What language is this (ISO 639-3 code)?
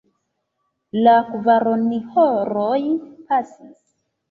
epo